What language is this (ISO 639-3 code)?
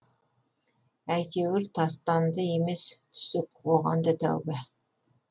kaz